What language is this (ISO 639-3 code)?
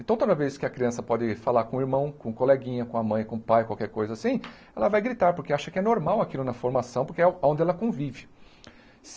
por